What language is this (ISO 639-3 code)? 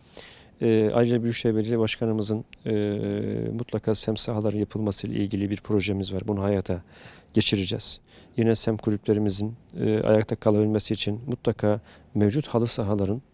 tur